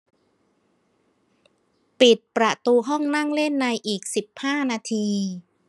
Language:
Thai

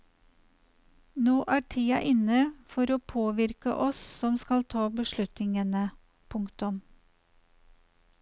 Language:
Norwegian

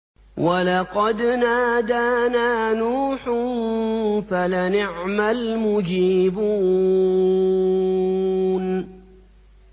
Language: Arabic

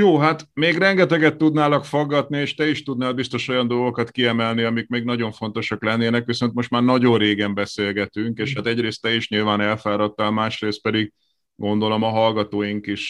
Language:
Hungarian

